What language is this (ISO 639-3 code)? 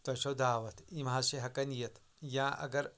kas